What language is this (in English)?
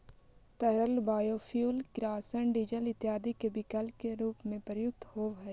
Magahi